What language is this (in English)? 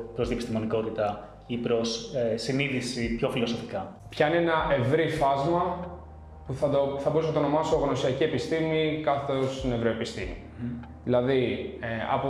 Greek